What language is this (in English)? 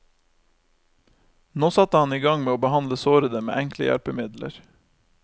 Norwegian